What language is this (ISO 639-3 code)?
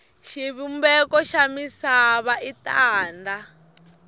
tso